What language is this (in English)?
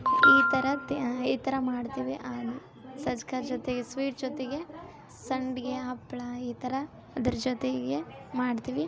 Kannada